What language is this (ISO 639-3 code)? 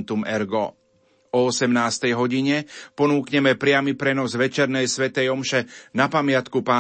slk